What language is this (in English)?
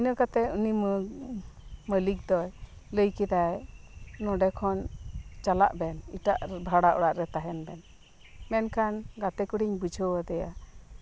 Santali